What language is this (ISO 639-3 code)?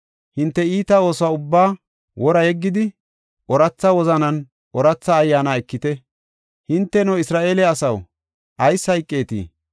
gof